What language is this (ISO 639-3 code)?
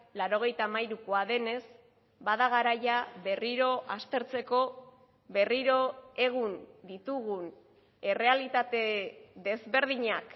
eus